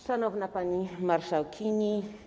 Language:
Polish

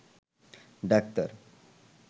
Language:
Bangla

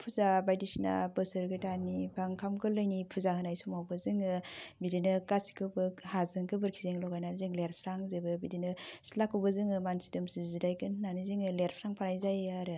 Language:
Bodo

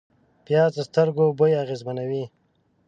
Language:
Pashto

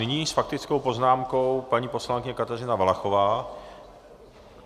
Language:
Czech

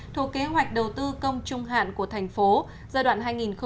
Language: Vietnamese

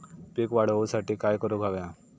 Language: Marathi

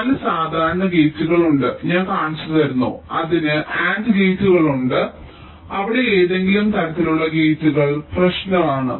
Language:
Malayalam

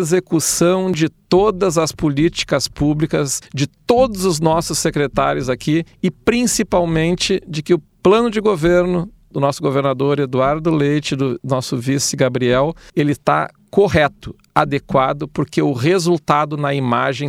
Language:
Portuguese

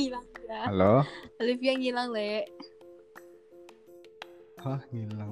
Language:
Indonesian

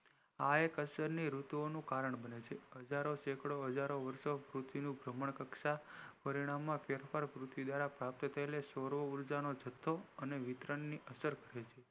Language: Gujarati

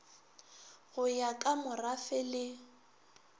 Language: Northern Sotho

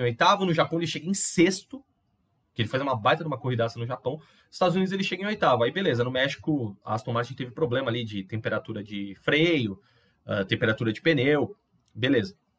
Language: Portuguese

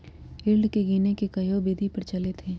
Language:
Magahi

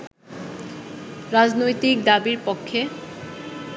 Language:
Bangla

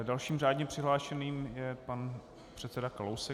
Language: Czech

